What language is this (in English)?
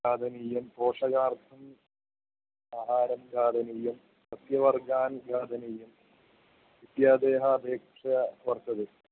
Sanskrit